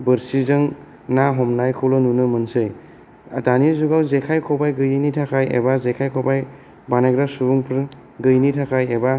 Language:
Bodo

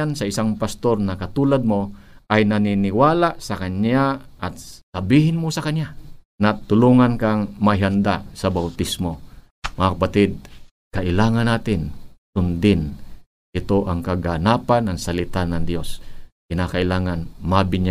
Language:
Filipino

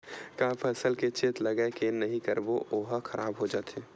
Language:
Chhattisgarhi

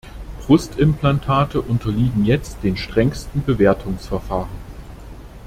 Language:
German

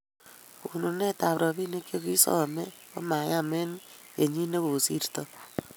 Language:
Kalenjin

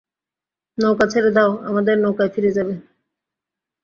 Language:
Bangla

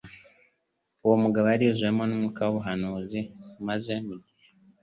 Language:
Kinyarwanda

